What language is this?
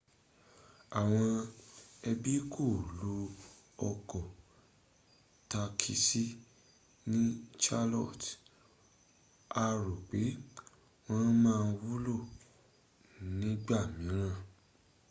Yoruba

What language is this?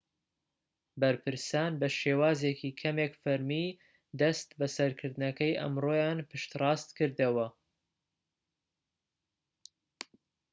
Central Kurdish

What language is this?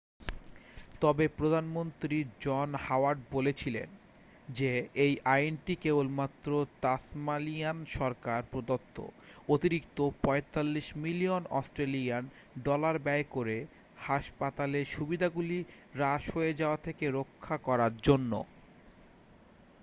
Bangla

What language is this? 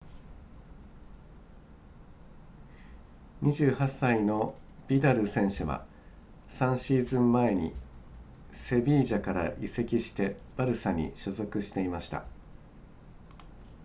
Japanese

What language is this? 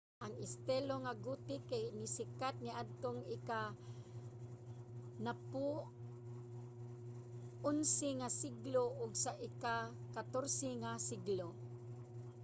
Cebuano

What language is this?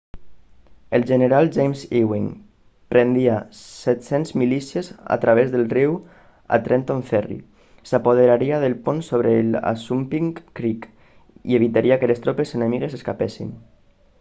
Catalan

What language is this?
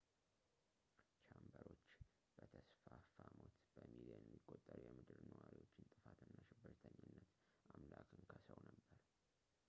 Amharic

